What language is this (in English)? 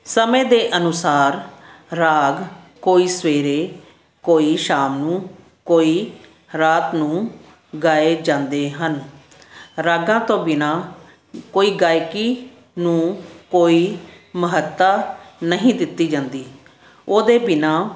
Punjabi